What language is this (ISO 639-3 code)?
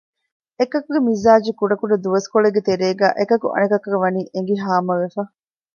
div